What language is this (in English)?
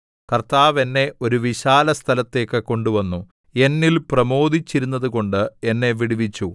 Malayalam